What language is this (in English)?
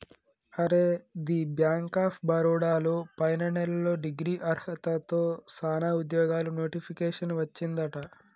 Telugu